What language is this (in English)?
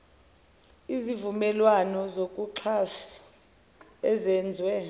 Zulu